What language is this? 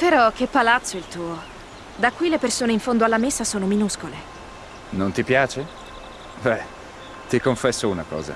Italian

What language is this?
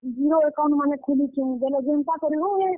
Odia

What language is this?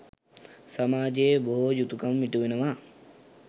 Sinhala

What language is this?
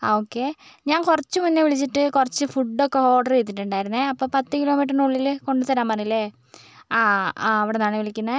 Malayalam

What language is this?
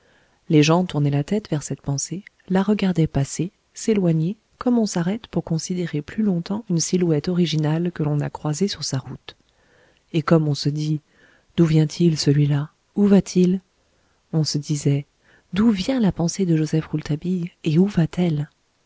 French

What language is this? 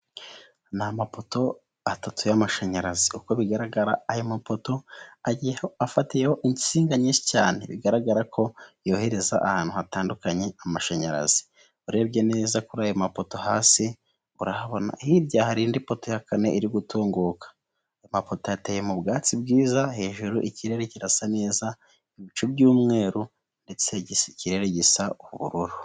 Kinyarwanda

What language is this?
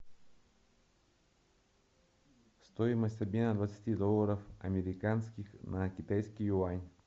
Russian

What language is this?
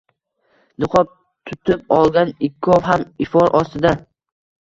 Uzbek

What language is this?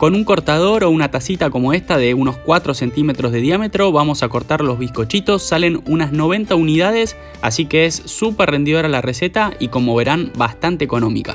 Spanish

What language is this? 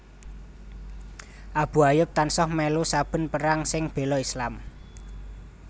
Javanese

